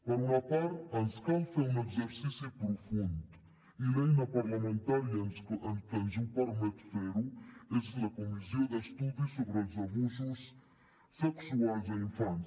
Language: Catalan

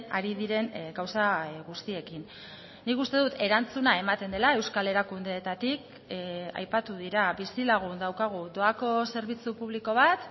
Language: Basque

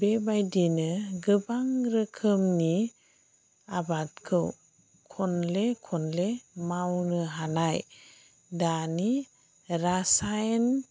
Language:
Bodo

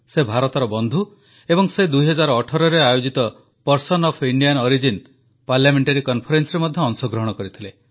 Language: Odia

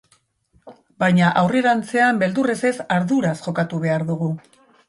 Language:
Basque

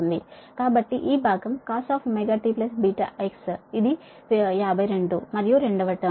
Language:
Telugu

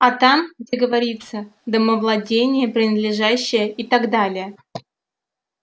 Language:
Russian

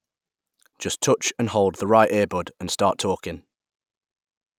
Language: English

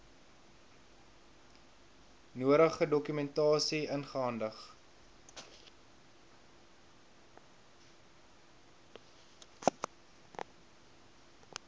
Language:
Afrikaans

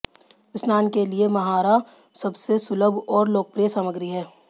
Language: Hindi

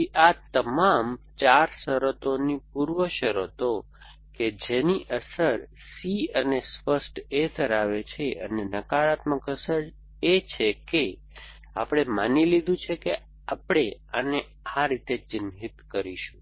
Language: Gujarati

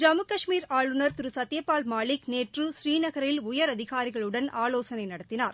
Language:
Tamil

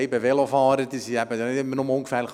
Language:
Swiss German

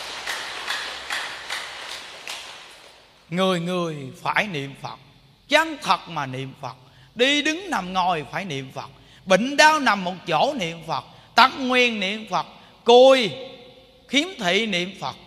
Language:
Vietnamese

